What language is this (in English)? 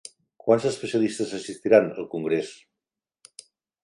Catalan